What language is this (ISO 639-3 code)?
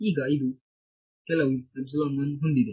kan